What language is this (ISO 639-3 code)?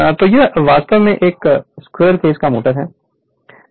hin